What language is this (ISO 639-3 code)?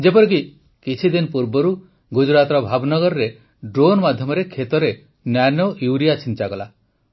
ori